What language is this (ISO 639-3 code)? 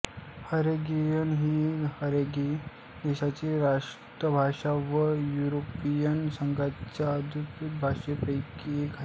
mar